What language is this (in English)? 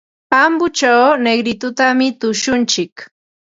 Ambo-Pasco Quechua